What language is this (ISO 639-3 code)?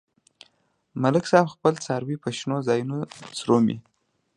pus